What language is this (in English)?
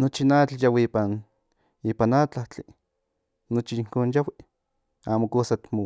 Central Nahuatl